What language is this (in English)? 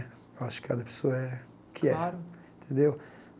Portuguese